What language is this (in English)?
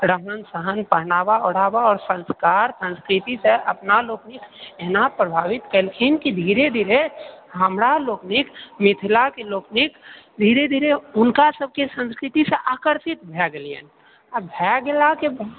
Maithili